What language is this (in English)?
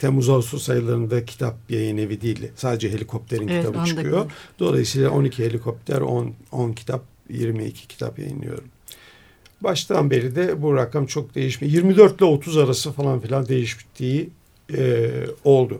Turkish